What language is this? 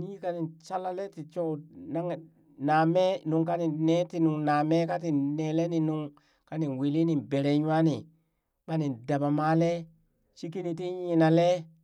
Burak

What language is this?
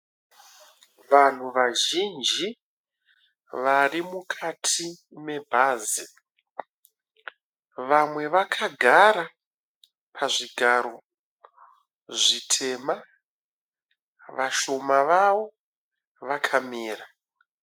Shona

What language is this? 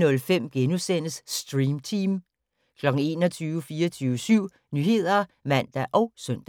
Danish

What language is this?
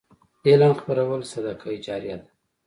Pashto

